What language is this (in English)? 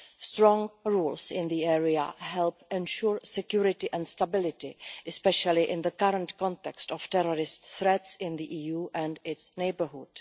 English